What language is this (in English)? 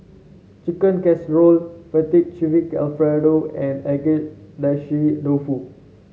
English